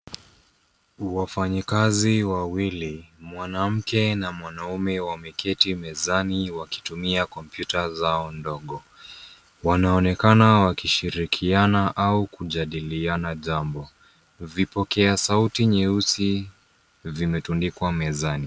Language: Swahili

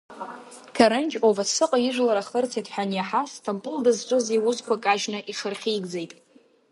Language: Abkhazian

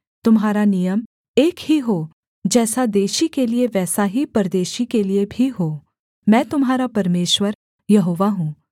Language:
Hindi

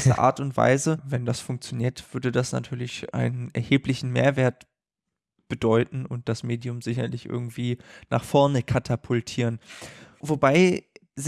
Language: German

